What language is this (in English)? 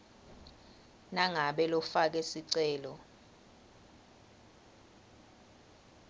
Swati